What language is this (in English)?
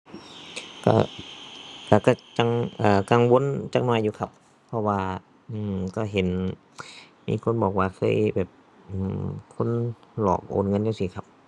Thai